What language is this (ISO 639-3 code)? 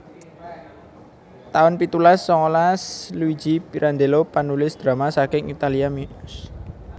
jav